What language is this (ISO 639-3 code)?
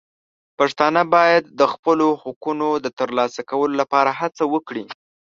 pus